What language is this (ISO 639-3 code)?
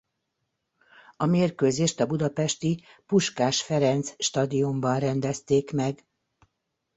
hun